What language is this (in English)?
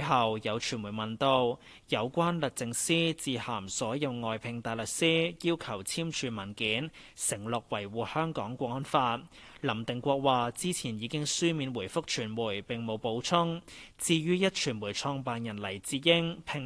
Chinese